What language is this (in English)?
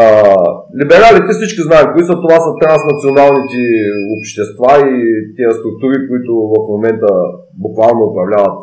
Bulgarian